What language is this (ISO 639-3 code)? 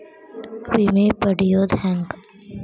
kan